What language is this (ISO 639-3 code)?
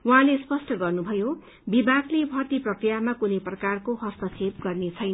nep